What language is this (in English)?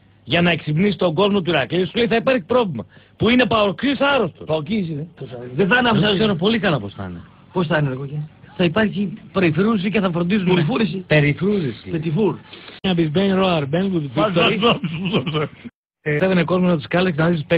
Greek